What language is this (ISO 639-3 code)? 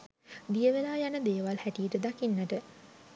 sin